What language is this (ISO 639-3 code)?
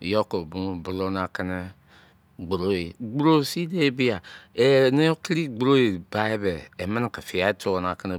ijc